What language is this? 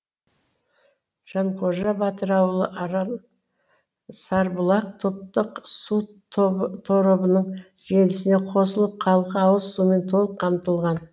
Kazakh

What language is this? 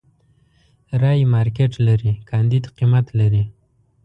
Pashto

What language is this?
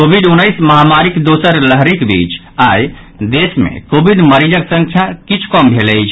Maithili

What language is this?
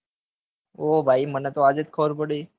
Gujarati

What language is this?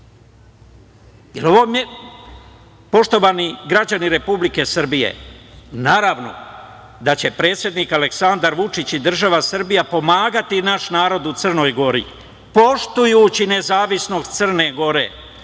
Serbian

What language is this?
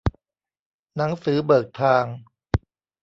Thai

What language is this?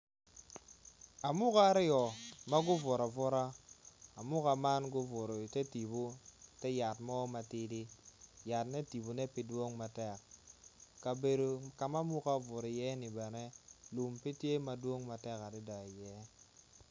Acoli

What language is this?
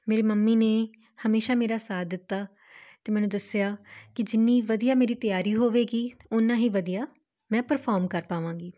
Punjabi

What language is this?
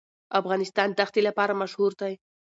Pashto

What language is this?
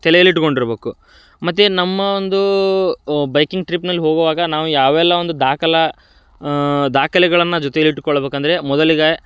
Kannada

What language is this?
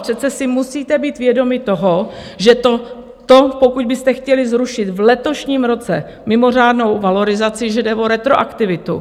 Czech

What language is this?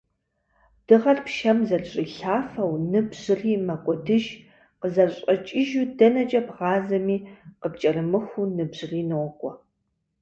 Kabardian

